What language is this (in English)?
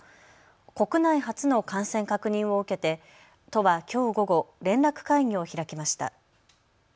Japanese